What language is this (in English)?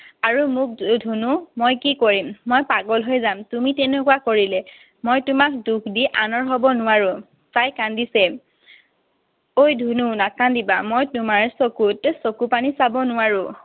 Assamese